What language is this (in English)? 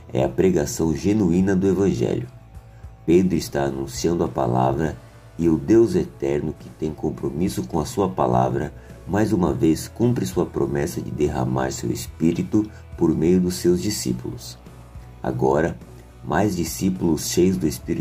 Portuguese